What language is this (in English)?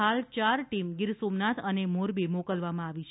Gujarati